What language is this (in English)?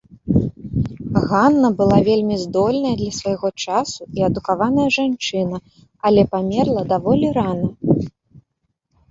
Belarusian